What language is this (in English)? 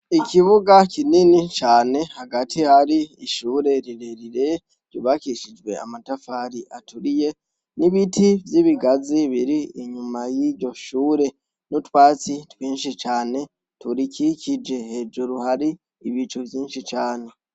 Rundi